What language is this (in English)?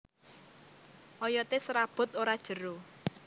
Javanese